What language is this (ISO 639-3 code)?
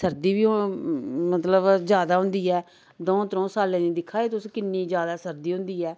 doi